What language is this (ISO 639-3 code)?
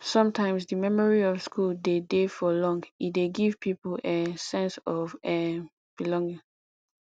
pcm